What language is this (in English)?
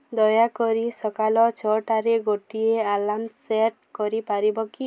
Odia